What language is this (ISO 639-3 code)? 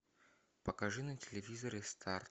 rus